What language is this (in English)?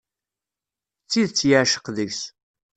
Kabyle